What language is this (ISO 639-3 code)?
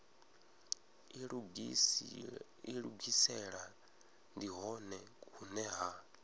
ven